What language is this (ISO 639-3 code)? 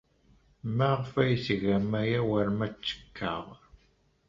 kab